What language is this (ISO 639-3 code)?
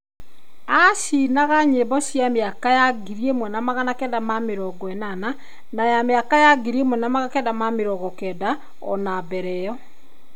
kik